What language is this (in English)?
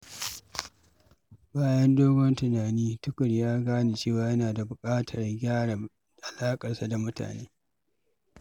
Hausa